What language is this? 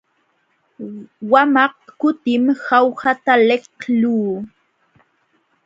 Jauja Wanca Quechua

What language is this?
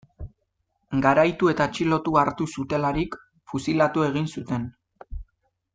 Basque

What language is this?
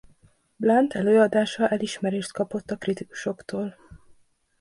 Hungarian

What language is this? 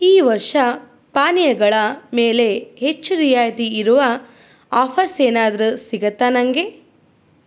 Kannada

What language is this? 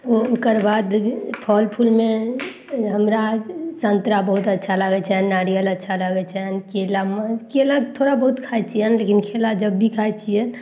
Maithili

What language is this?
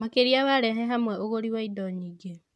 Kikuyu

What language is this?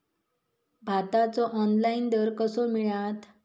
Marathi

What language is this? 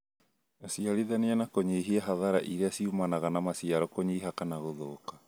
Kikuyu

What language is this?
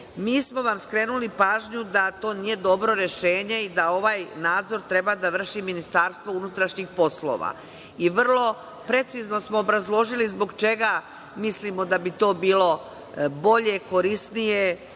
Serbian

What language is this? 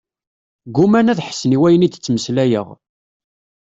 Kabyle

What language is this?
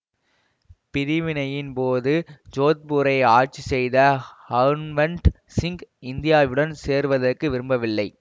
Tamil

